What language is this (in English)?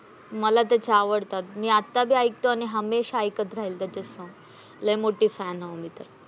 Marathi